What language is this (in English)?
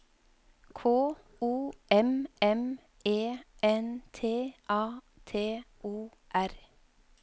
Norwegian